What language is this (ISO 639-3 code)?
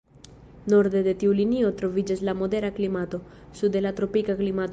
epo